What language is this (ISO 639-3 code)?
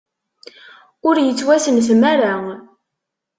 kab